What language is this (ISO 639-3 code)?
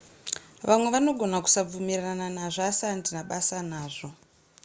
sna